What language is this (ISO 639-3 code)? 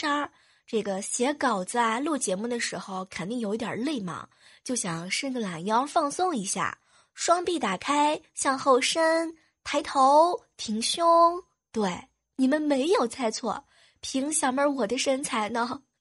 zho